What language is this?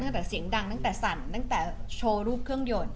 Thai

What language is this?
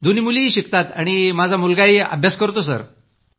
Marathi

